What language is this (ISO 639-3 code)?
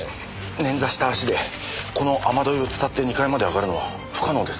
jpn